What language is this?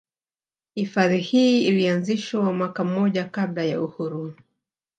Swahili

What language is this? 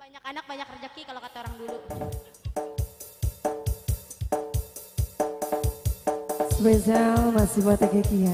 Indonesian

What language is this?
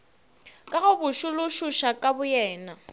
Northern Sotho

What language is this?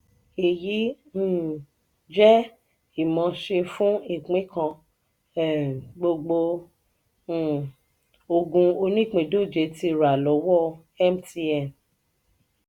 Yoruba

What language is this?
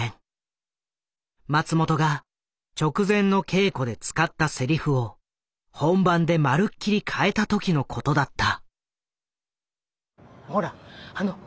Japanese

